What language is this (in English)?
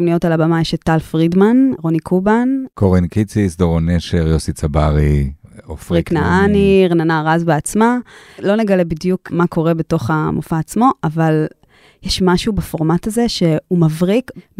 Hebrew